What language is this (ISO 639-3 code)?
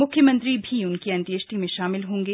hin